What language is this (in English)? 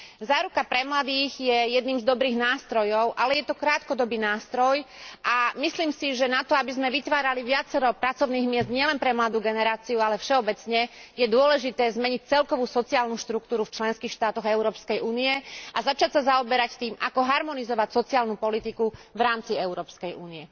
Slovak